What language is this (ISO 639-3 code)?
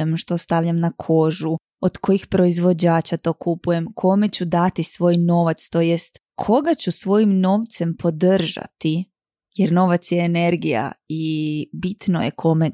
hrv